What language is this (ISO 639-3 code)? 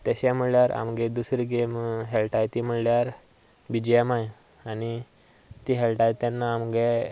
kok